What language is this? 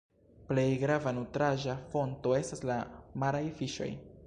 Esperanto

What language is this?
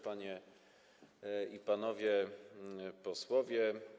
Polish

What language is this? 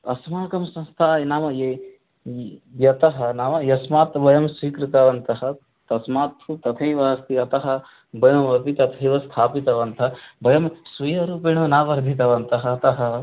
Sanskrit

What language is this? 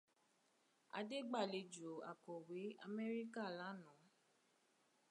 Yoruba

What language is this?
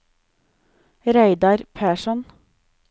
Norwegian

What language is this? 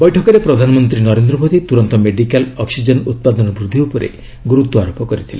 Odia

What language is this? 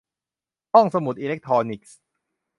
Thai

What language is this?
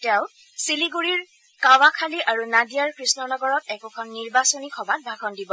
Assamese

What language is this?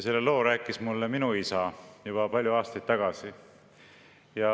Estonian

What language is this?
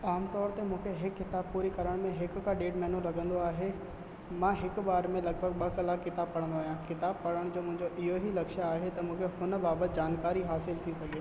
Sindhi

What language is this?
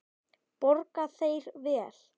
Icelandic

